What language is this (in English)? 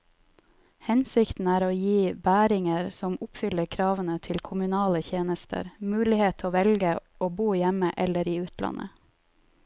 Norwegian